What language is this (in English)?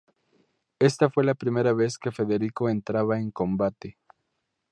Spanish